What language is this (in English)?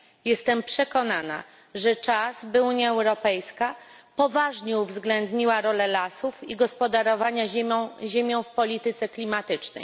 Polish